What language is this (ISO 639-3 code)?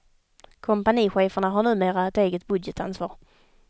swe